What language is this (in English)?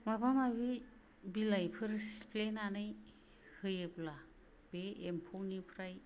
Bodo